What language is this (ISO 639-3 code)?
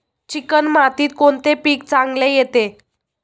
mar